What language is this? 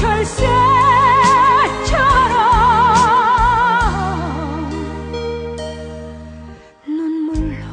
Korean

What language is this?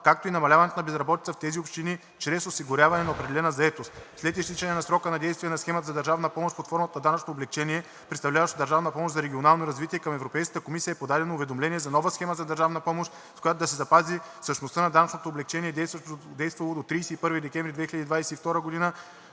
Bulgarian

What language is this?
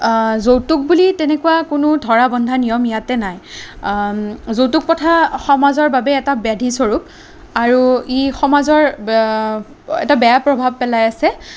Assamese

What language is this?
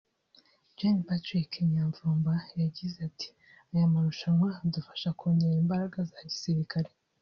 Kinyarwanda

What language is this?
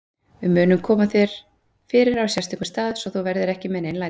Icelandic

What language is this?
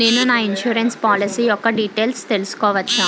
Telugu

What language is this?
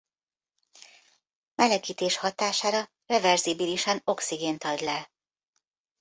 Hungarian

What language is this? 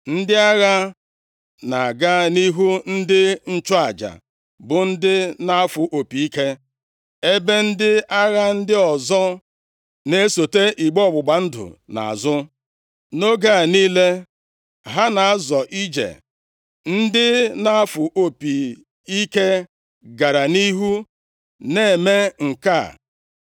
Igbo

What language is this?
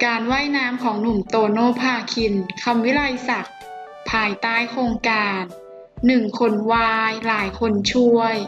Thai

